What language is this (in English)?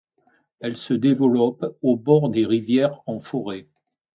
French